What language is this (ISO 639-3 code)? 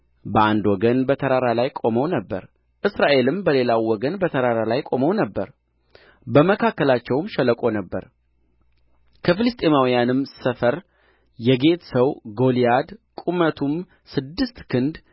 amh